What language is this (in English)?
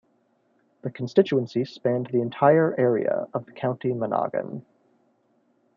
English